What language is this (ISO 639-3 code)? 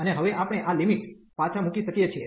guj